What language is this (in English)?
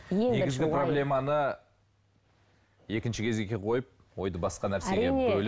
Kazakh